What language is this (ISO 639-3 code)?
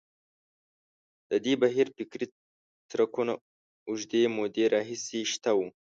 pus